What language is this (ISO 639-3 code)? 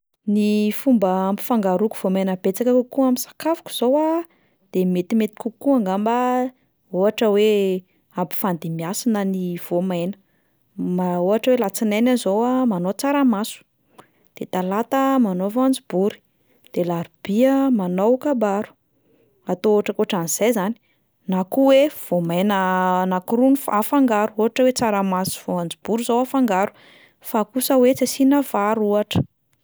mlg